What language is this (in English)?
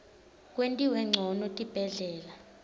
Swati